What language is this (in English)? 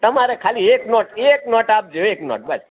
Gujarati